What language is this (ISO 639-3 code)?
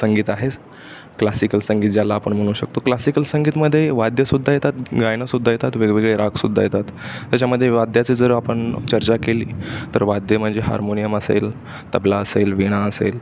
mar